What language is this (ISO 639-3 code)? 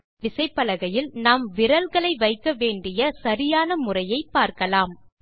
tam